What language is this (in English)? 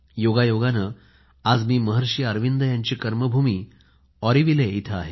Marathi